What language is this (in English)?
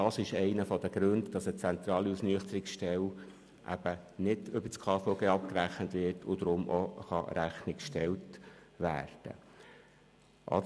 Swiss German